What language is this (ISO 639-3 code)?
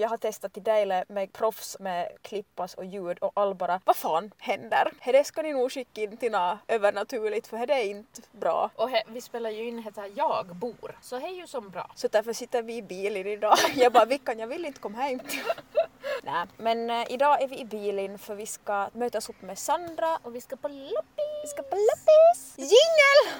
swe